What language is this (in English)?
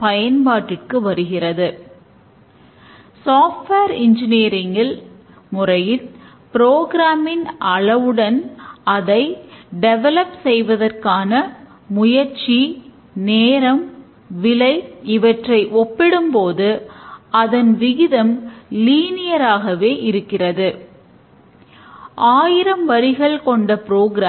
Tamil